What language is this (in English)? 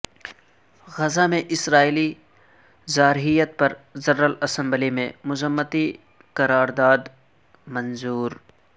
Urdu